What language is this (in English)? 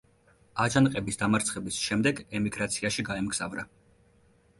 Georgian